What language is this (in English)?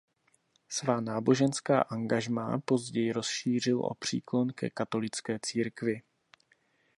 Czech